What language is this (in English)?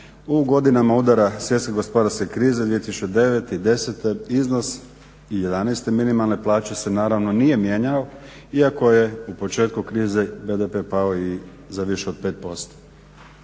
Croatian